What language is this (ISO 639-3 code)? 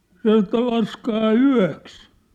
fin